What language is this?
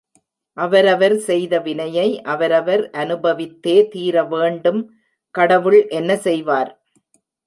Tamil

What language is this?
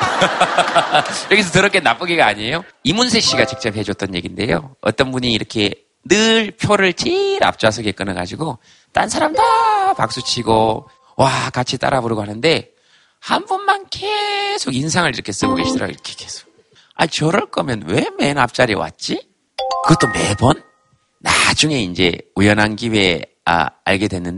Korean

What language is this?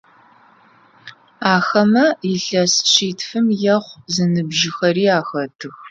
Adyghe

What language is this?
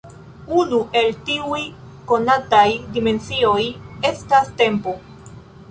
Esperanto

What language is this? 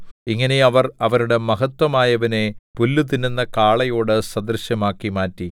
Malayalam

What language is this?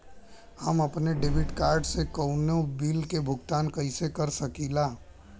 Bhojpuri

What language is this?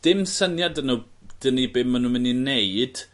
Welsh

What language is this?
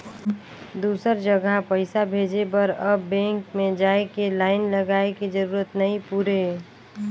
Chhattisgarhi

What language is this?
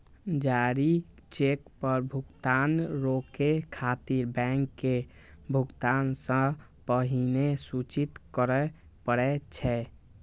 Maithili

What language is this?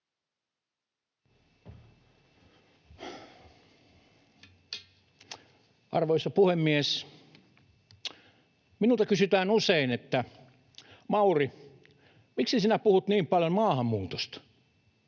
Finnish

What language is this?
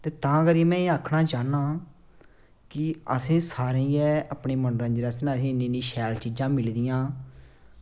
Dogri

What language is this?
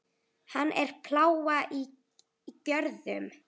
Icelandic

